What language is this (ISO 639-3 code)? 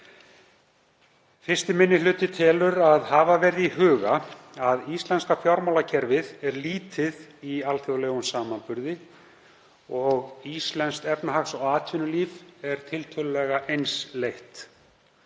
isl